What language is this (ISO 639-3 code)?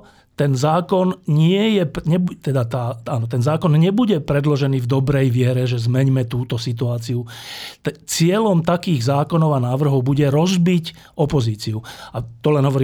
slk